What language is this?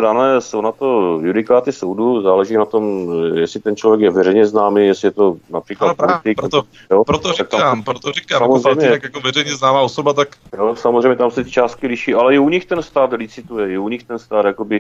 Czech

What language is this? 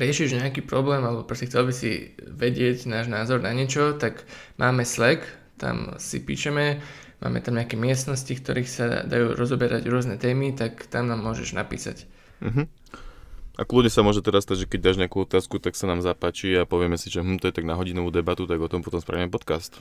Slovak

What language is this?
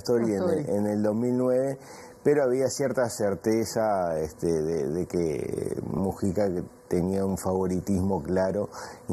Spanish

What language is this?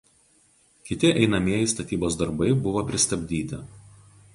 Lithuanian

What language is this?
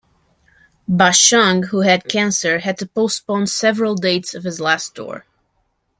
English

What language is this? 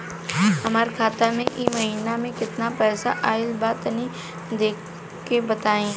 Bhojpuri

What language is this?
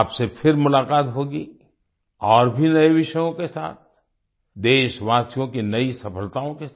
Hindi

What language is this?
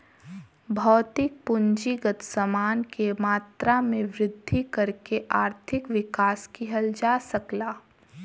Bhojpuri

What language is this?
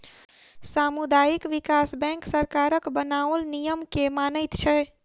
Maithili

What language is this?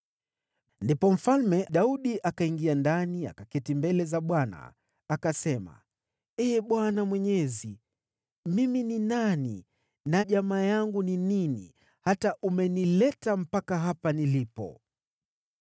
Swahili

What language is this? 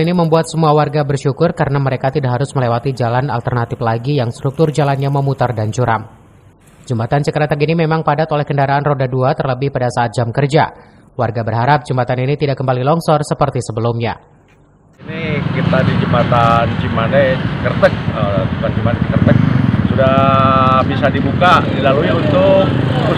Indonesian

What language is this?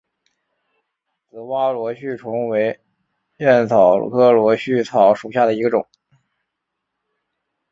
Chinese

